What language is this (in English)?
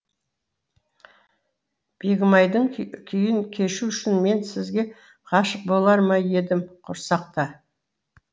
Kazakh